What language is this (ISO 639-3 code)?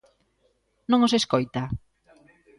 glg